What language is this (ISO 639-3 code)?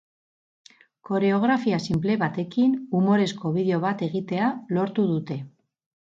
eus